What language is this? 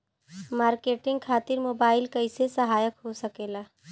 Bhojpuri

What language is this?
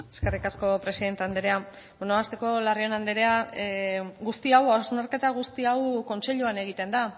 Basque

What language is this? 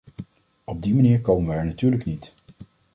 Dutch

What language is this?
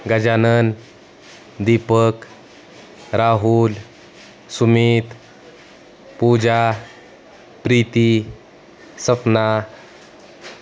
Marathi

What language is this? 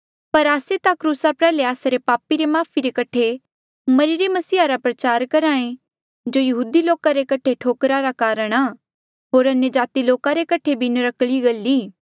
Mandeali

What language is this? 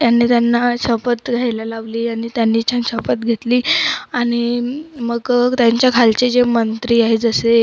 Marathi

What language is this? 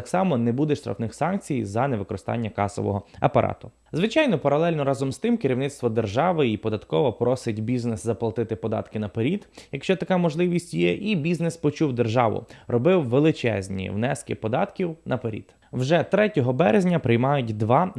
Ukrainian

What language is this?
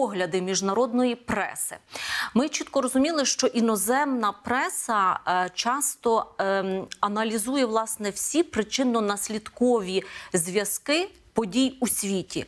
Ukrainian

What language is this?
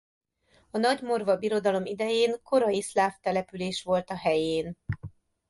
Hungarian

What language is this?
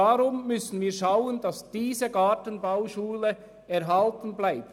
Swiss German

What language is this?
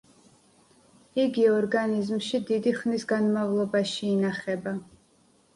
Georgian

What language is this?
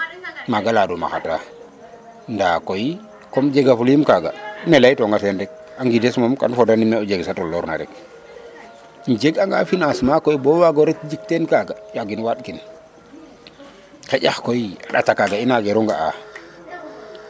Serer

